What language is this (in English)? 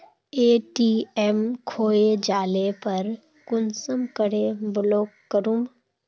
Magahi